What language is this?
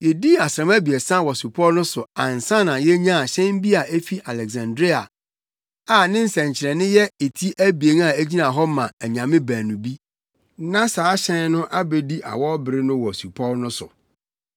Akan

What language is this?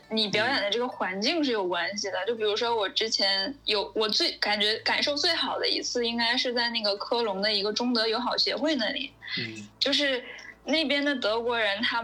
Chinese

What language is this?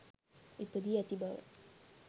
Sinhala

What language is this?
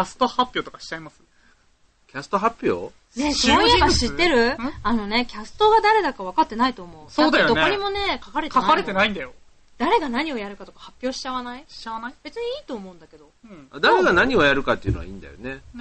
Japanese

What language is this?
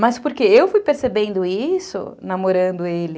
Portuguese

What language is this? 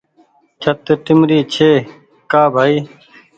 Goaria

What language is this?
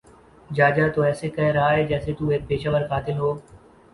Urdu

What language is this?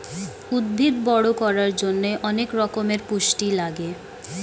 Bangla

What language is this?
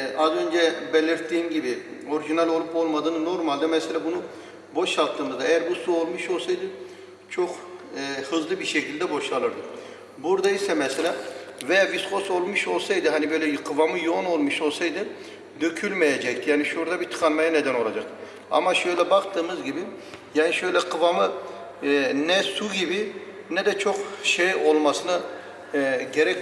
Turkish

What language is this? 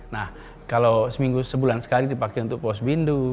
Indonesian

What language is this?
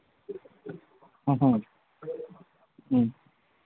Manipuri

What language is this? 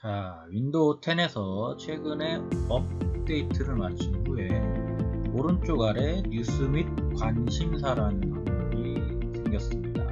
Korean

